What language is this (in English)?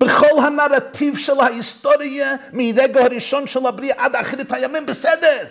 Hebrew